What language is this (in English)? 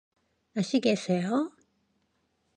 Korean